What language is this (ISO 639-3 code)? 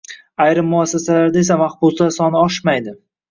uzb